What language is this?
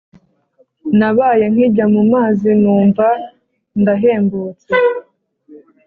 Kinyarwanda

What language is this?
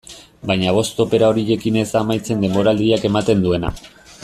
Basque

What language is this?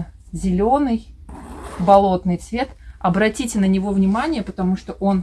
Russian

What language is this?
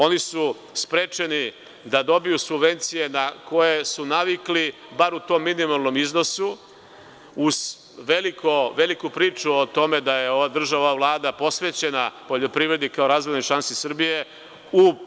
Serbian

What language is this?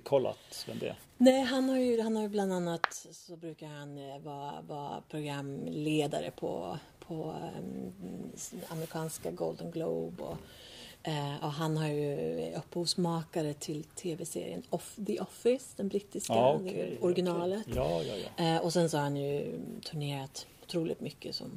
Swedish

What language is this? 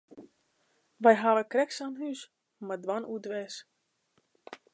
Western Frisian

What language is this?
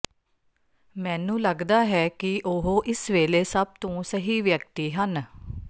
Punjabi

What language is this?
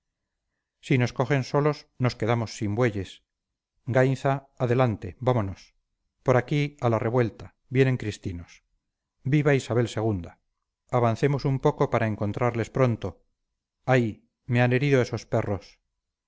Spanish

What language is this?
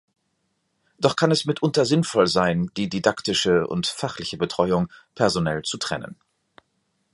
German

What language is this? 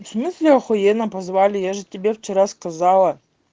Russian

